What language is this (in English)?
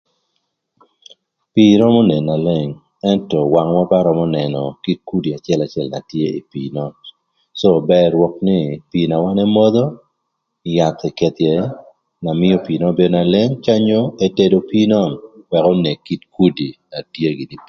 Thur